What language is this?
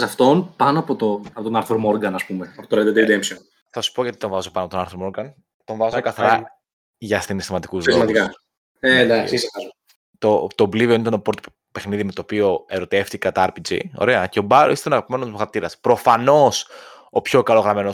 Greek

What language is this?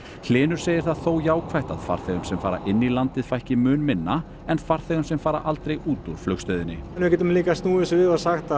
Icelandic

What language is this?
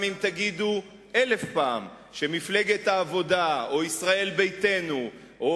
Hebrew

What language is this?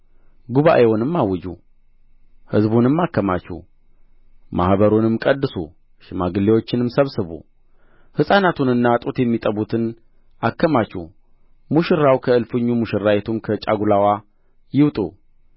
Amharic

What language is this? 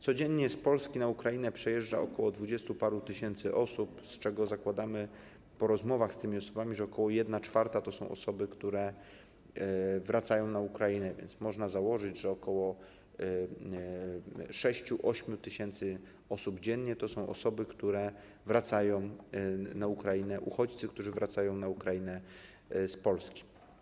Polish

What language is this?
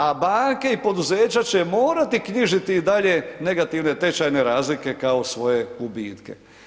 Croatian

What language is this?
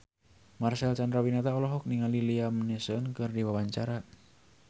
Sundanese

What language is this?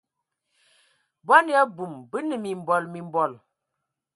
Ewondo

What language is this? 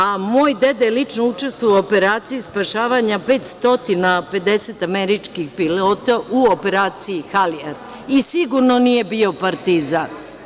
Serbian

